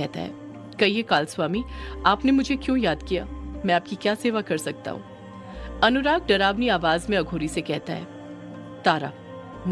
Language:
Hindi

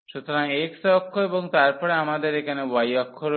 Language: Bangla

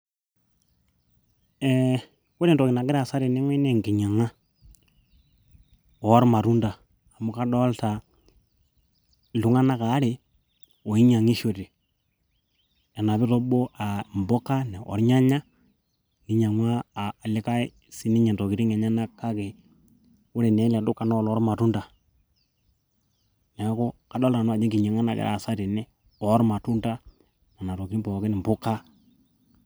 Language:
Masai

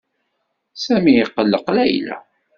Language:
Kabyle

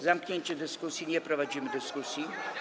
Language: Polish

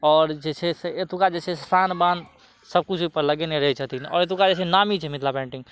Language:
Maithili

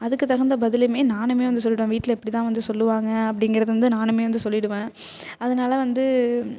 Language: Tamil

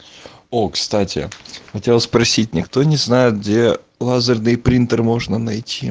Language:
Russian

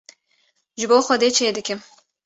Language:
Kurdish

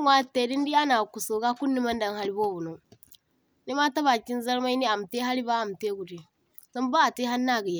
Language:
Zarma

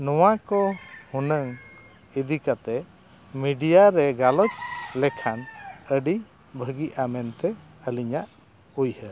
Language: Santali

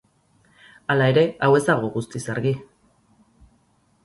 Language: Basque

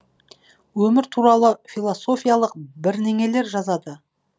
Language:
Kazakh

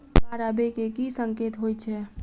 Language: Maithili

